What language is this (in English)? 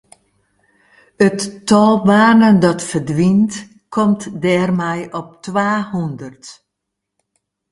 Western Frisian